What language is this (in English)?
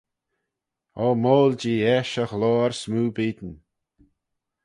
Manx